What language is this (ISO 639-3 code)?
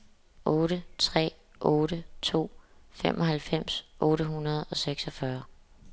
dan